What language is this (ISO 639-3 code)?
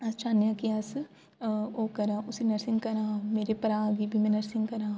doi